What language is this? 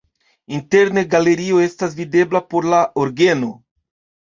Esperanto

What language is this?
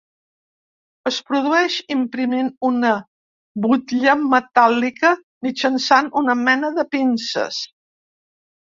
Catalan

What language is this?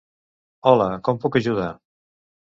Catalan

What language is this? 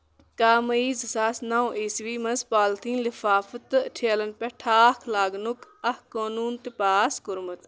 Kashmiri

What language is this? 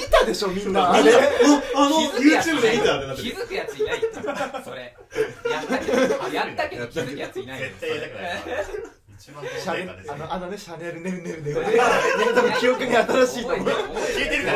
Japanese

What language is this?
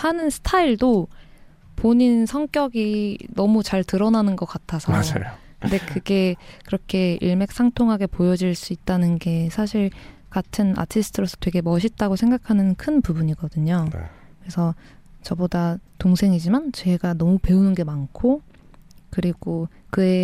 Korean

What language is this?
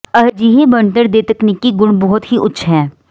Punjabi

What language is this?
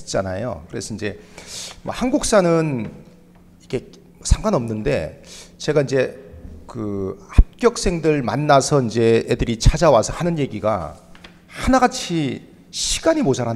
Korean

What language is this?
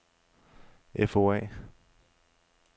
Danish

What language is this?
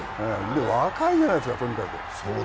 Japanese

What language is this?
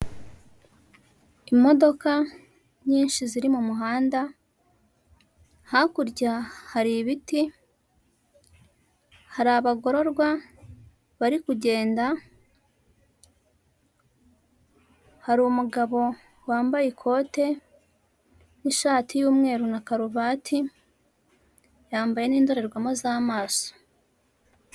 Kinyarwanda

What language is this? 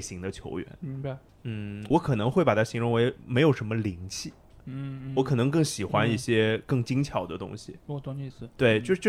Chinese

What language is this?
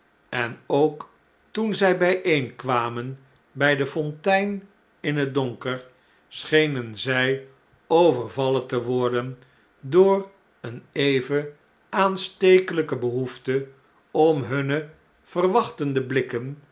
Dutch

